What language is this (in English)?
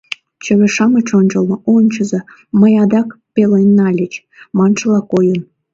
Mari